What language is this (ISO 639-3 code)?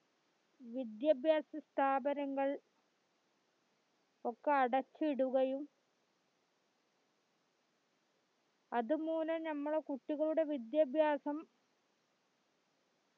mal